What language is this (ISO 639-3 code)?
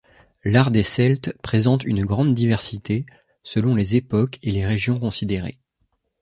fra